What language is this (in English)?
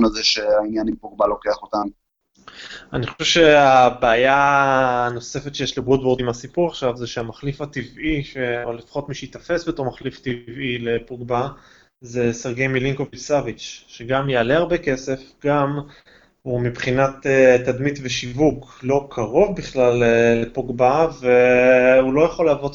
Hebrew